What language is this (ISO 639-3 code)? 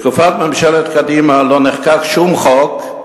heb